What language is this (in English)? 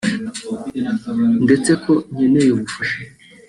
Kinyarwanda